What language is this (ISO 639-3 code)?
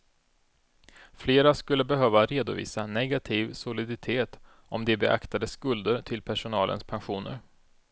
swe